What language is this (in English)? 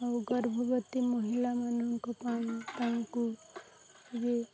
Odia